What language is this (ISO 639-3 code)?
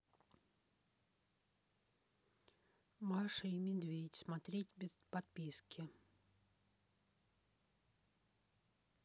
rus